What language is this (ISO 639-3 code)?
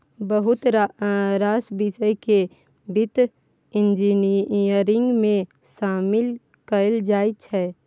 mai